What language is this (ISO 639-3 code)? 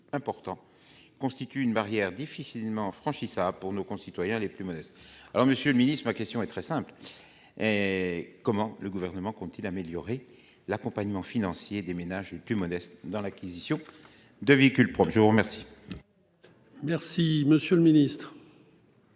fra